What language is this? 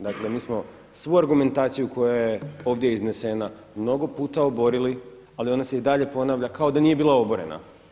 Croatian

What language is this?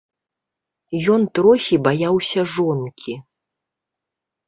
Belarusian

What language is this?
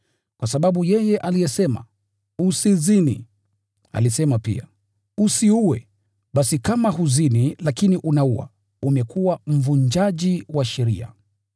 Swahili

